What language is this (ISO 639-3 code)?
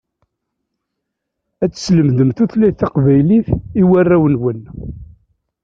kab